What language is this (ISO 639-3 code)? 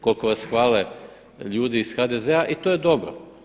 hrv